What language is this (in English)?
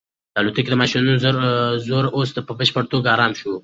Pashto